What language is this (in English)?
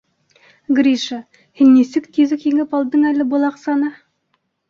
Bashkir